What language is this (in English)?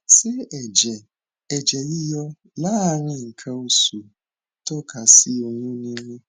Yoruba